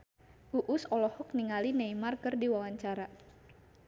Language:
Sundanese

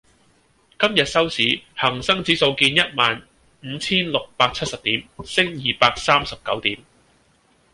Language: Cantonese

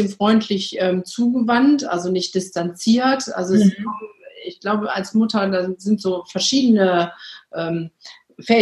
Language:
German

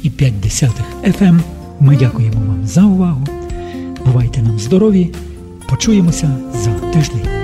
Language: Ukrainian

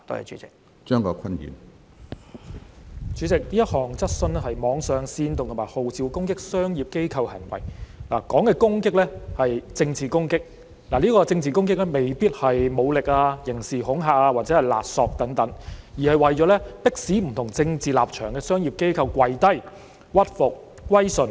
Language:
Cantonese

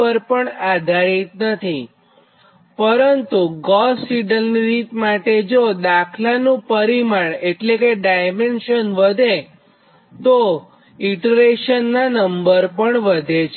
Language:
Gujarati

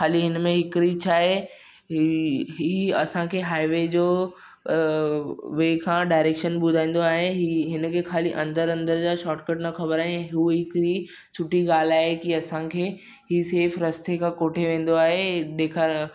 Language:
Sindhi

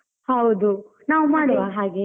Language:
Kannada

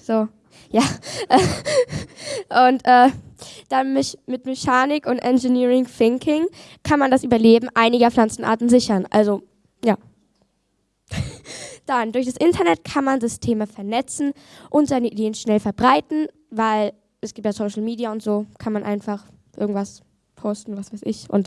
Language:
German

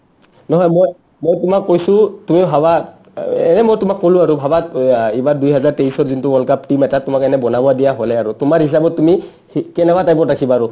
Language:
Assamese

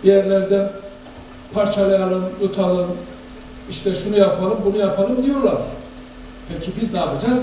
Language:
Turkish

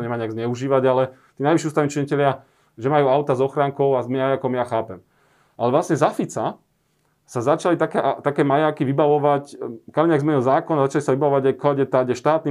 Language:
Slovak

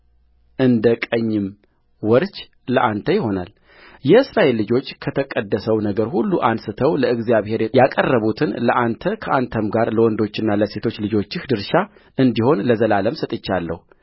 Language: Amharic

